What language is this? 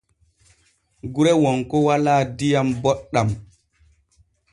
Borgu Fulfulde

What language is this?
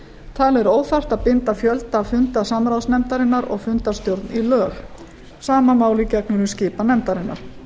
Icelandic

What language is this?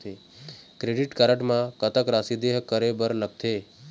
Chhattisgarhi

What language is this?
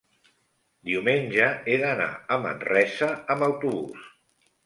Catalan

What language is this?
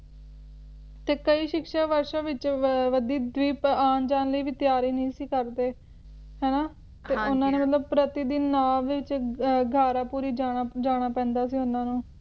Punjabi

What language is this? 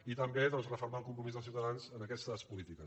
Catalan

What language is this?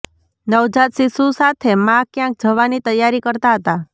Gujarati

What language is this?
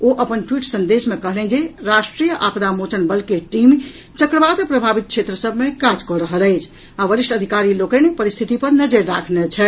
Maithili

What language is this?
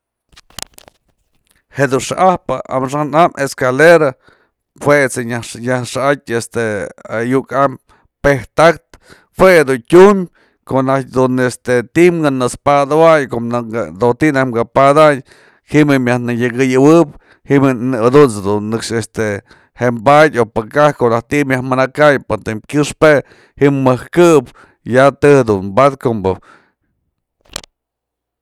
Mazatlán Mixe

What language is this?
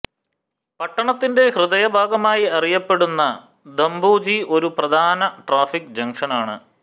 Malayalam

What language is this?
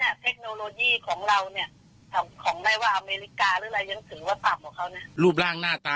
Thai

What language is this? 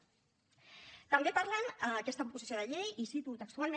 Catalan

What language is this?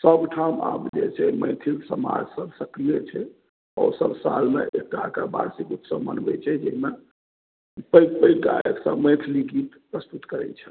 Maithili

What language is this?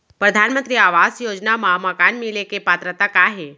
Chhattisgarhi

